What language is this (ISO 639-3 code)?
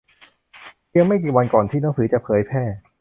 tha